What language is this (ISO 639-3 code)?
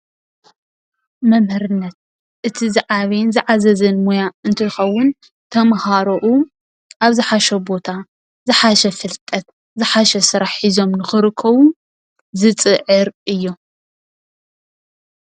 tir